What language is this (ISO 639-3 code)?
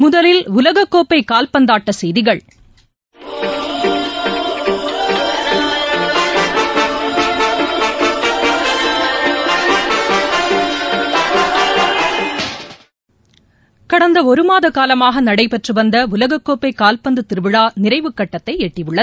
tam